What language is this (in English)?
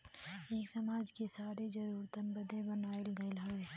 Bhojpuri